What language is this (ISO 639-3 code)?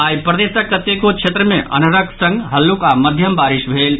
mai